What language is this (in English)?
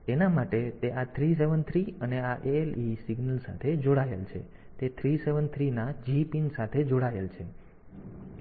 Gujarati